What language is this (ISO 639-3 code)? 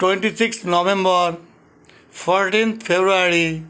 ben